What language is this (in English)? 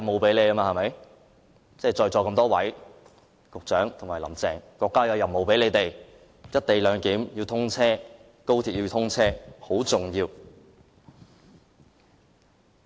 Cantonese